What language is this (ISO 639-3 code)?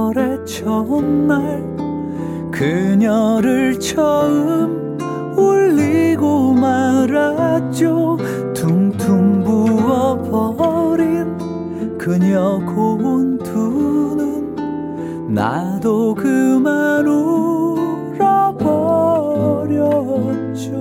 kor